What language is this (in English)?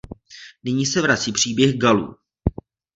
Czech